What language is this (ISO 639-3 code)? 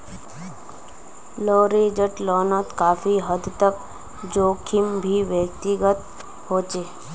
mag